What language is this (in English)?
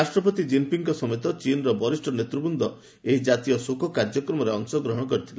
Odia